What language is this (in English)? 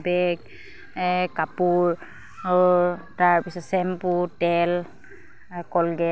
Assamese